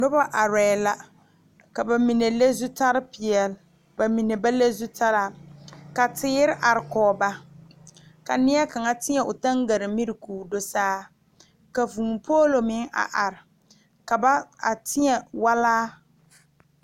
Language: Southern Dagaare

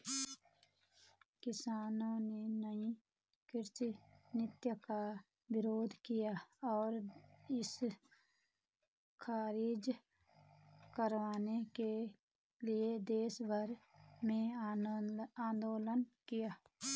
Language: Hindi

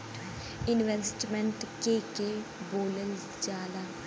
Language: Bhojpuri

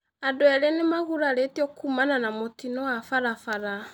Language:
Kikuyu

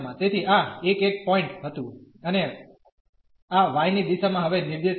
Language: Gujarati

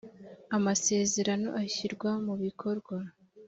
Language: Kinyarwanda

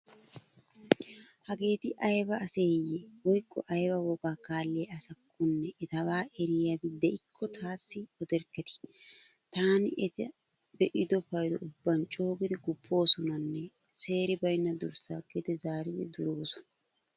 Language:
Wolaytta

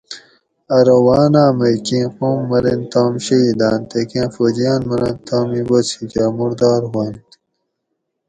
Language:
Gawri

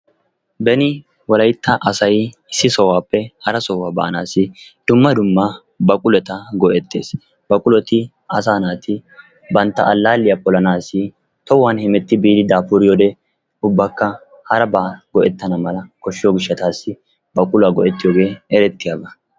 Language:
Wolaytta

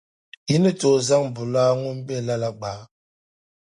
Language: Dagbani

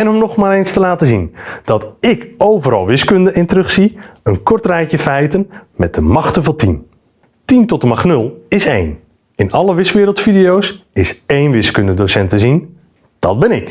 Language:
Dutch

